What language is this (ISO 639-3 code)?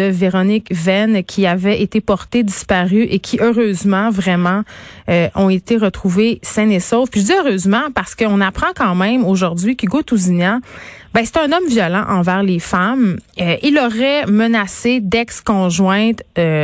fra